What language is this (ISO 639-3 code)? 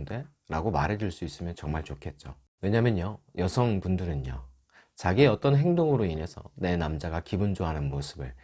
kor